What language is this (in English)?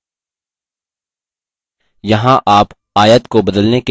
Hindi